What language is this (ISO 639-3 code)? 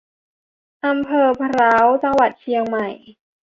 tha